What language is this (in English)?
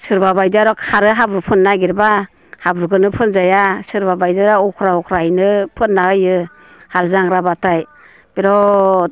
Bodo